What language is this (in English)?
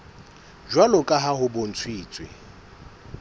Southern Sotho